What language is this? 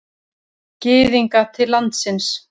Icelandic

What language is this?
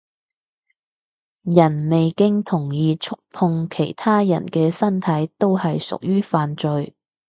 Cantonese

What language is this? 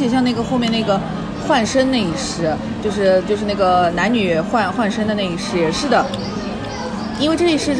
Chinese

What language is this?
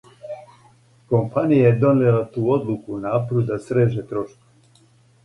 Serbian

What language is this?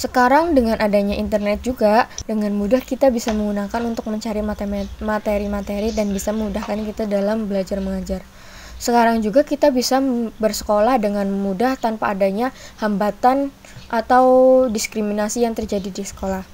Indonesian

